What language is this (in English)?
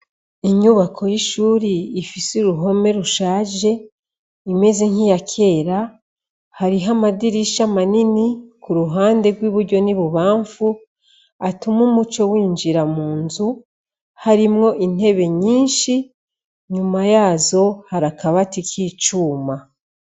Rundi